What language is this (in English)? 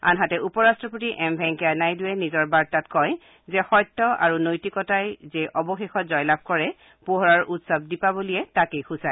Assamese